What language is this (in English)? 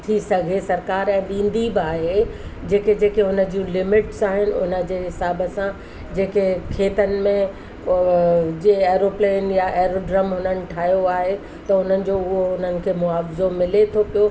Sindhi